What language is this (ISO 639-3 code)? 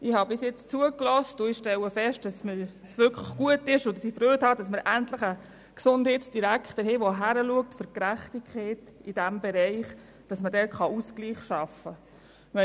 gsw